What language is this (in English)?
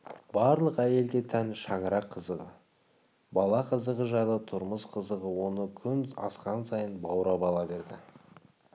Kazakh